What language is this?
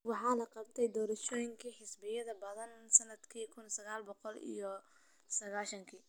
Somali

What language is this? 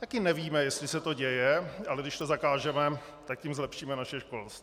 Czech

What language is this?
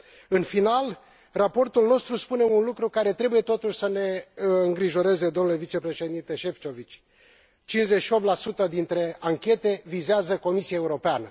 Romanian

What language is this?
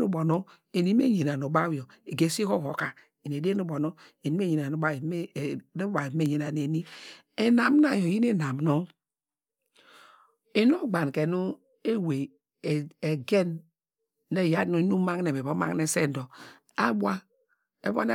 Degema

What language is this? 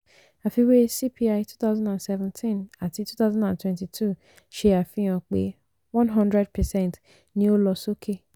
Yoruba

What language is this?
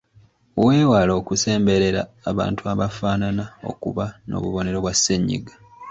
Ganda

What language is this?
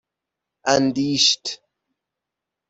Persian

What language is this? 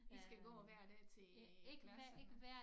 Danish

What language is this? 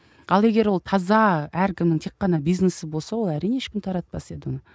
Kazakh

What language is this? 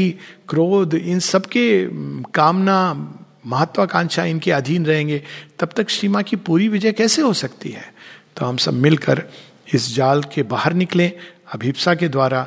Hindi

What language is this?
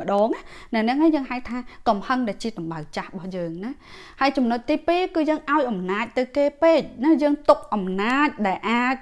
Vietnamese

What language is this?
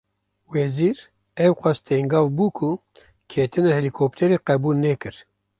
Kurdish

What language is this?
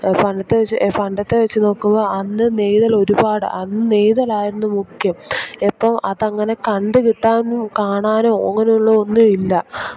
Malayalam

